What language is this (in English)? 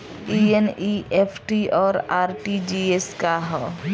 Bhojpuri